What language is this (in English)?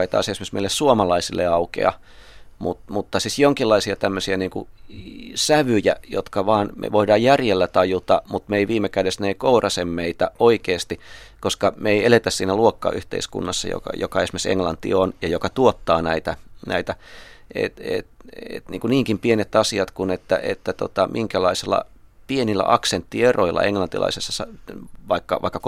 Finnish